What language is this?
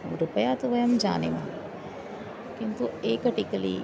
Sanskrit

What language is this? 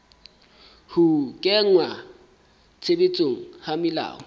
Southern Sotho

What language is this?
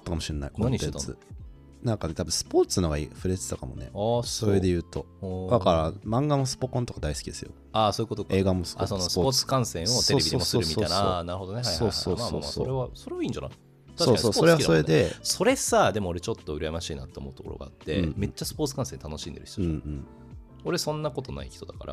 Japanese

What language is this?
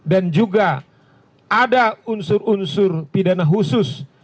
Indonesian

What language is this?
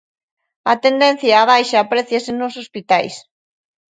Galician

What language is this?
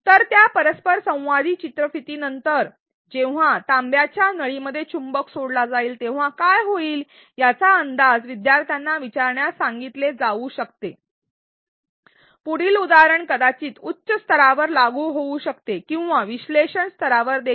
Marathi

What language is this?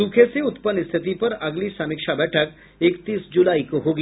Hindi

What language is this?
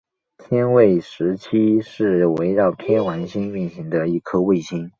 Chinese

